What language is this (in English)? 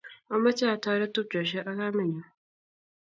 Kalenjin